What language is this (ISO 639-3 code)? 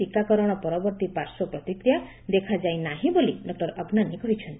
ori